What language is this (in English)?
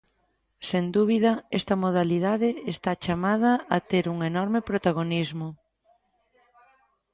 Galician